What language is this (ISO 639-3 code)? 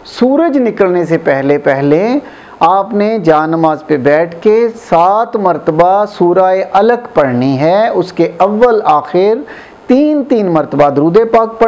urd